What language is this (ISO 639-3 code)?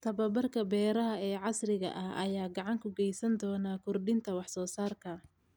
som